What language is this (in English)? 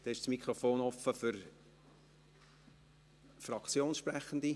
Swiss German